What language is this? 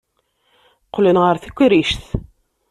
Kabyle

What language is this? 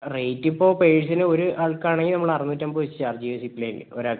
Malayalam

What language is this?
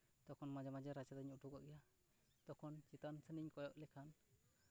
Santali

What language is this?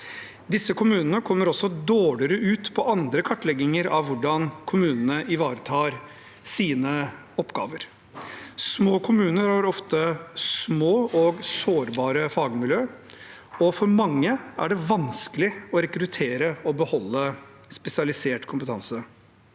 Norwegian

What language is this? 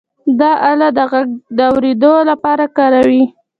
Pashto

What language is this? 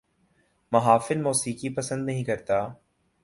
Urdu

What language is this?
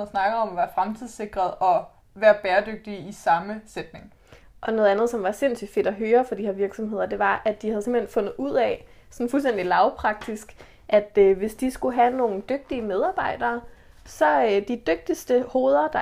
Danish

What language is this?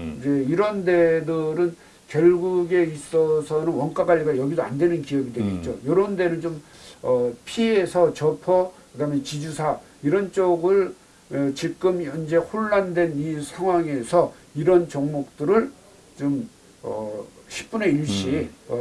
Korean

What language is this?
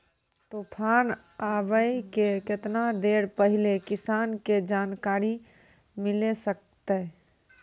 Maithili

